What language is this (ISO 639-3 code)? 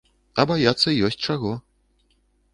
bel